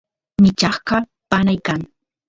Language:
Santiago del Estero Quichua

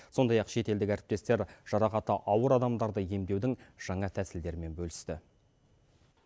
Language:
Kazakh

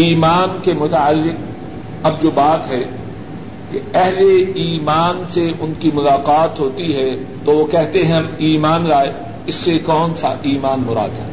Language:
Urdu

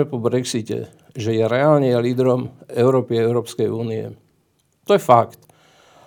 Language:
Slovak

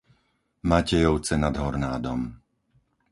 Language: Slovak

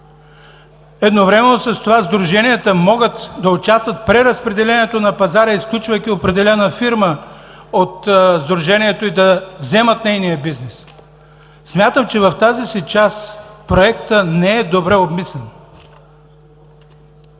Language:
Bulgarian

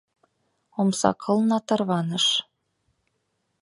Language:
Mari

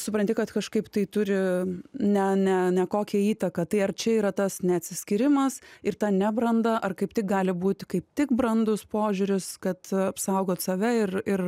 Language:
Lithuanian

